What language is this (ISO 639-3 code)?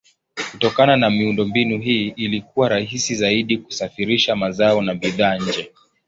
swa